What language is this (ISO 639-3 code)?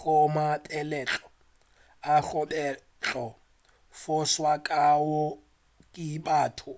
nso